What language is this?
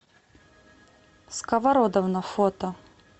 Russian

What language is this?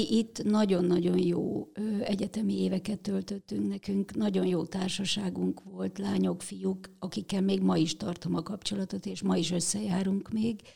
Hungarian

